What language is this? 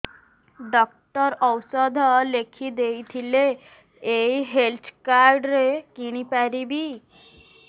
Odia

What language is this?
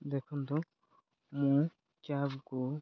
Odia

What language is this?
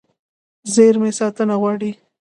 Pashto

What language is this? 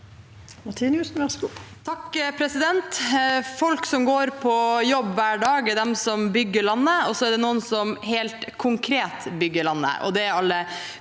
Norwegian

